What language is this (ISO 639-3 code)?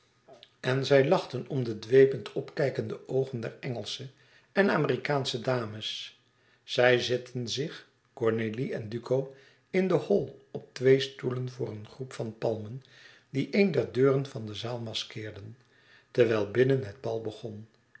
nld